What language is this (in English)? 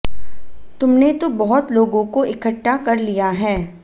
Hindi